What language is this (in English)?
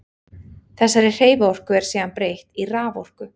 Icelandic